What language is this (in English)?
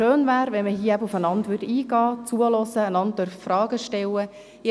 Swiss German